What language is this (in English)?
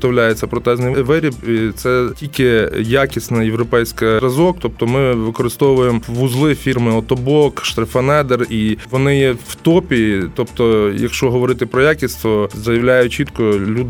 Ukrainian